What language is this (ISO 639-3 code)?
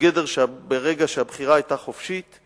heb